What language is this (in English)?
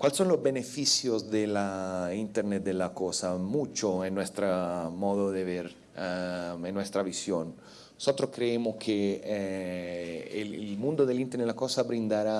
Spanish